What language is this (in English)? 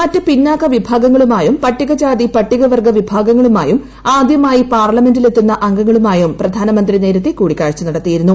Malayalam